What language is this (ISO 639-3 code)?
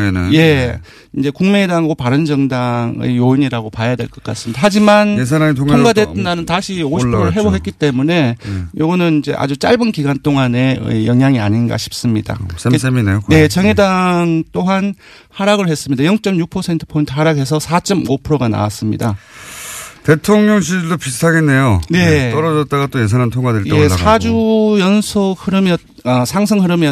kor